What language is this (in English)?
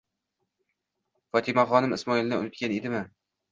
Uzbek